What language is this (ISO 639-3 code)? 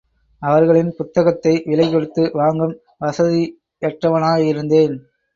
tam